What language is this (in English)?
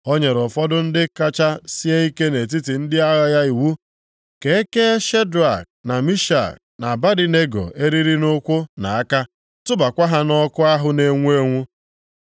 Igbo